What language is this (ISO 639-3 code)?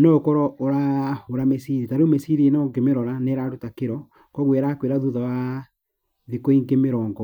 kik